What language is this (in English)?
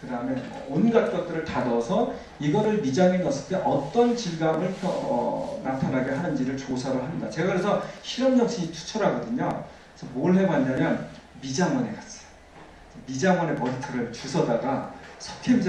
Korean